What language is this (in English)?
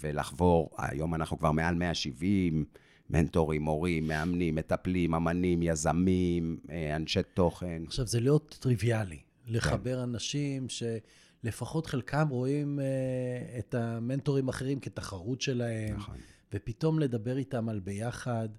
Hebrew